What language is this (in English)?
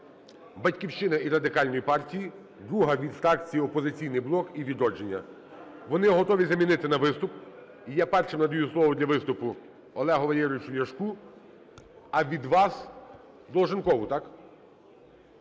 Ukrainian